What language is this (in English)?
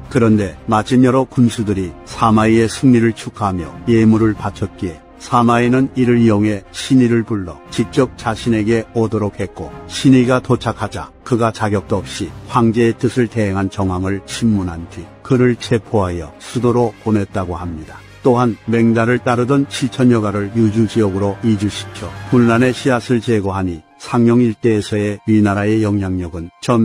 Korean